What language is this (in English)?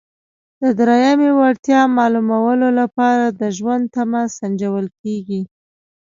Pashto